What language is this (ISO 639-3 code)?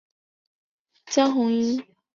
zho